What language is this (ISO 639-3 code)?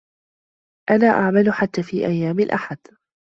ara